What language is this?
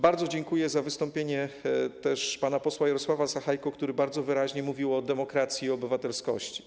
Polish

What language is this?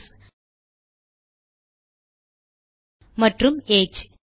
Tamil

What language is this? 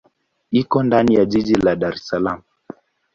Swahili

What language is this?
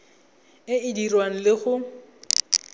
Tswana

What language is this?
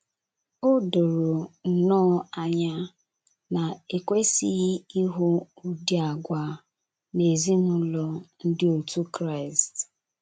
Igbo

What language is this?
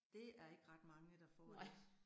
Danish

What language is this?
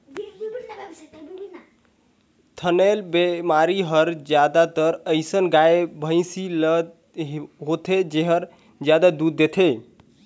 Chhattisgarhi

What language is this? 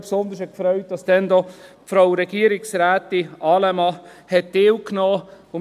Swiss German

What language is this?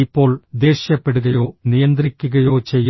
Malayalam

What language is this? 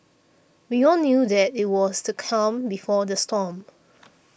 English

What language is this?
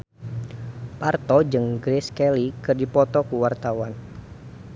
Sundanese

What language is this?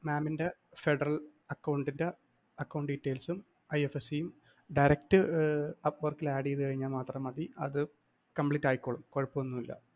Malayalam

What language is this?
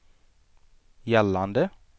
Swedish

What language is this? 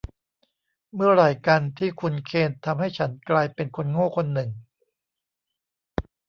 Thai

